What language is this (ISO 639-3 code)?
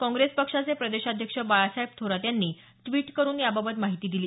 mar